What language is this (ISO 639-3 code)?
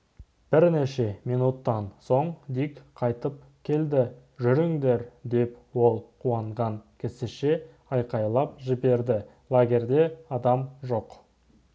kaz